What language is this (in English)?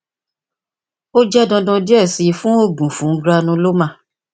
Yoruba